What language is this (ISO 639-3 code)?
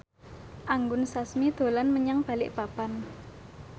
jav